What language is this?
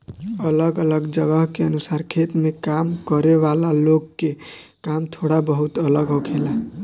Bhojpuri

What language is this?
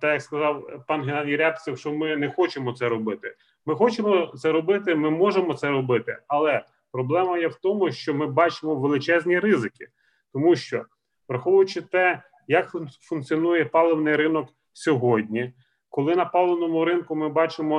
Ukrainian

